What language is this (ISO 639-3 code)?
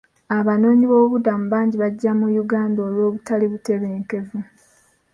lug